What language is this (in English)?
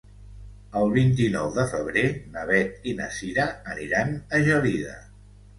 Catalan